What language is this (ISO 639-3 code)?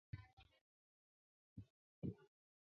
zho